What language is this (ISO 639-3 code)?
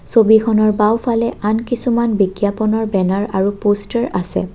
asm